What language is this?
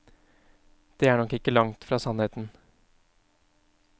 Norwegian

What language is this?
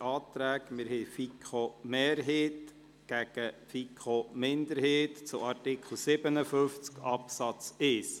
Swiss German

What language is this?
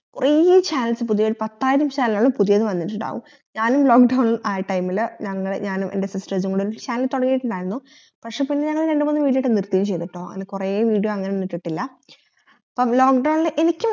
Malayalam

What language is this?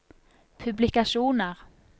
Norwegian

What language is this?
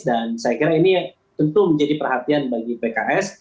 Indonesian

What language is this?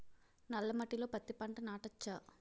Telugu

